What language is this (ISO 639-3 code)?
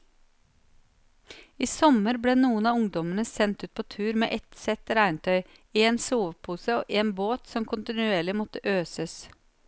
nor